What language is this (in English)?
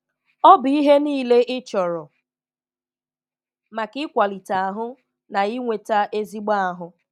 Igbo